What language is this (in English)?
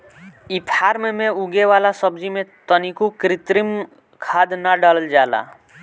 Bhojpuri